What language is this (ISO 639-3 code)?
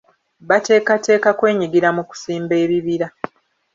lug